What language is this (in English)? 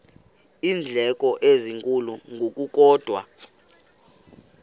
Xhosa